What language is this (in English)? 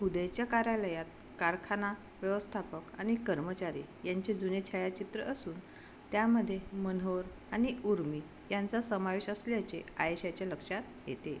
Marathi